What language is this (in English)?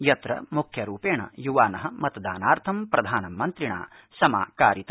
Sanskrit